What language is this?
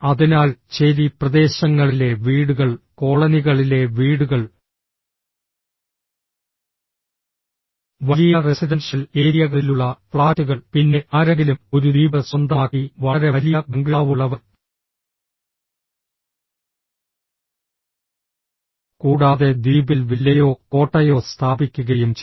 Malayalam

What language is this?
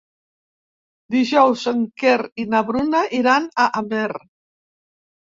Catalan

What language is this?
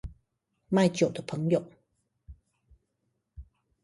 Chinese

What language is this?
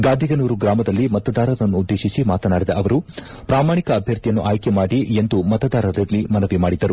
Kannada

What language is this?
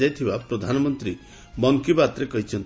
Odia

